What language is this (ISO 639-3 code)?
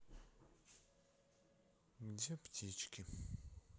rus